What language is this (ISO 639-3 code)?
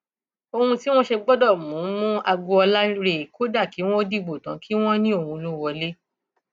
yor